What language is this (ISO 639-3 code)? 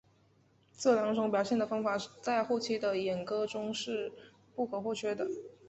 zho